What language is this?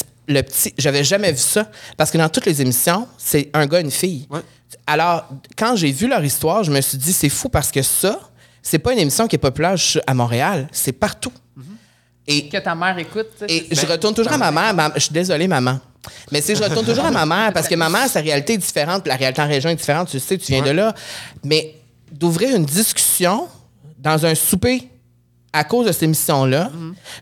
French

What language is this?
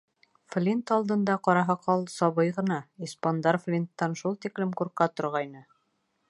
Bashkir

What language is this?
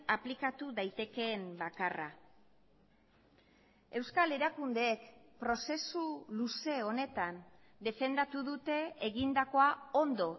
Basque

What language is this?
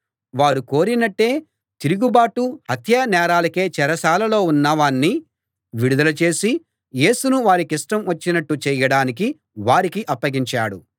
Telugu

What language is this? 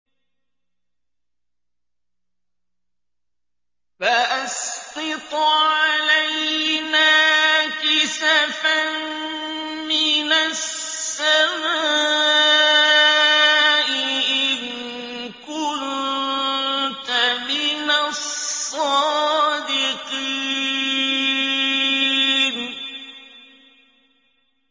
Arabic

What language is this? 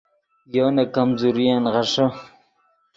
Yidgha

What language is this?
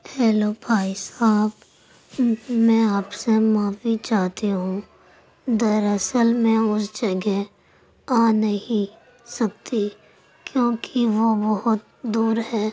Urdu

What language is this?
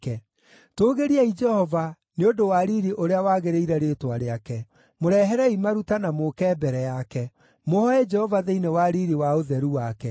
Kikuyu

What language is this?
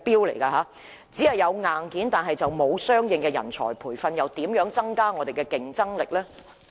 Cantonese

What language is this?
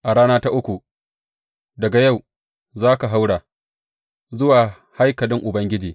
Hausa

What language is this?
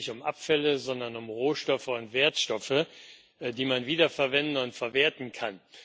German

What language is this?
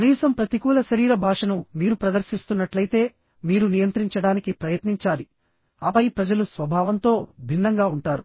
Telugu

